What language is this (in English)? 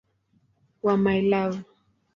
Swahili